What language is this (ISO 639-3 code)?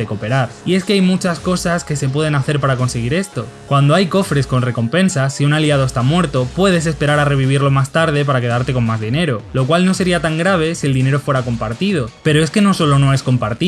spa